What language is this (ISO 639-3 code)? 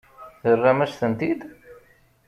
kab